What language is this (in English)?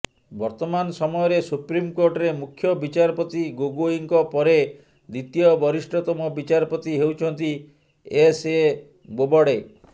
Odia